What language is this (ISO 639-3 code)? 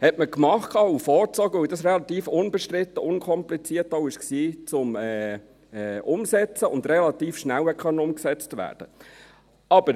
gsw